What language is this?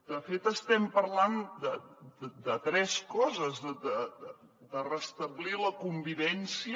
Catalan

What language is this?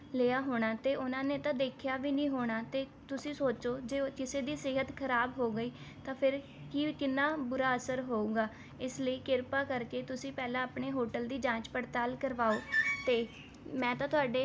Punjabi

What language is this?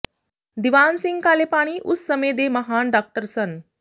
Punjabi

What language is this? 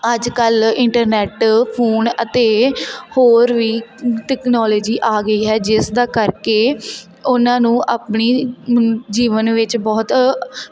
Punjabi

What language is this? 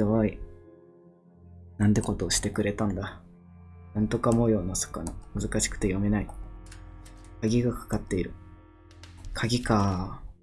Japanese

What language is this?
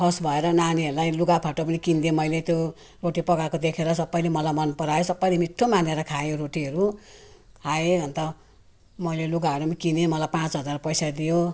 Nepali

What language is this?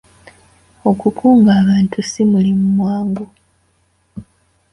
Ganda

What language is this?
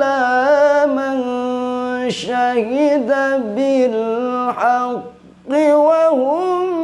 Indonesian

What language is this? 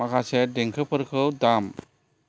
Bodo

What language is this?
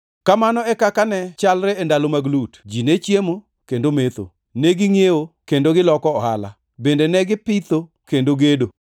Luo (Kenya and Tanzania)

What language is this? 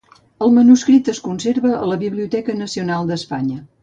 Catalan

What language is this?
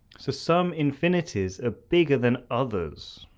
English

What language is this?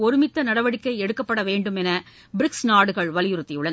Tamil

